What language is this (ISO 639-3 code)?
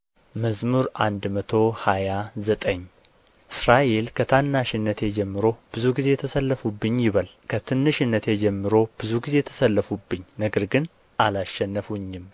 amh